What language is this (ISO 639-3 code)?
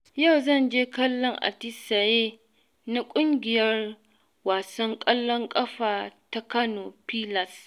hau